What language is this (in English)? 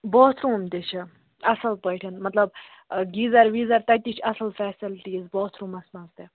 Kashmiri